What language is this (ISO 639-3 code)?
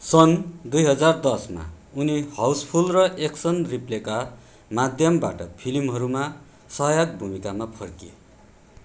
nep